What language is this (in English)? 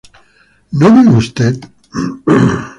Spanish